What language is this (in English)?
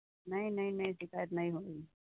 Hindi